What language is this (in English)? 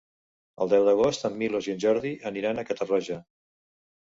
Catalan